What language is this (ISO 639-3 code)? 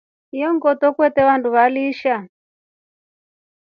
rof